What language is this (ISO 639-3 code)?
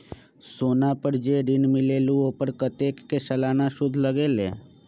mag